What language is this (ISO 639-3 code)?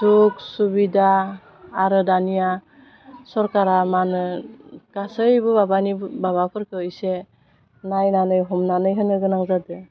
brx